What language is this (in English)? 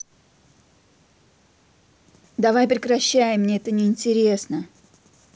Russian